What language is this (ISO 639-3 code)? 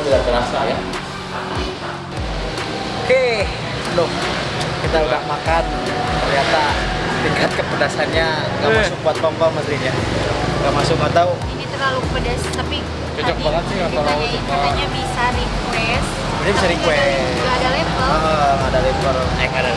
ind